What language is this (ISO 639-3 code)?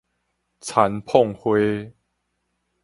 nan